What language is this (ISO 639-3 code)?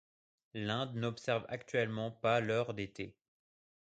fra